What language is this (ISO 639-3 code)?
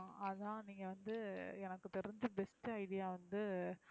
tam